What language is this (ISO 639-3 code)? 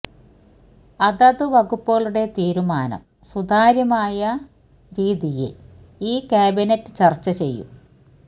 mal